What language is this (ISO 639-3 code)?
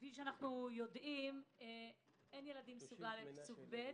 heb